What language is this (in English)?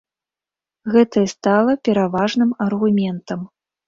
Belarusian